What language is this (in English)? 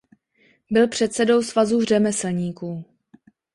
Czech